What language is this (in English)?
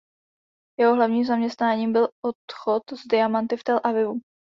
Czech